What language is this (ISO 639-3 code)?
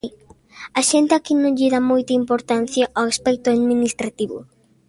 glg